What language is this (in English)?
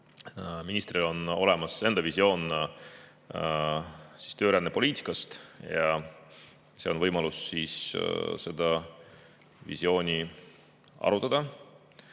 Estonian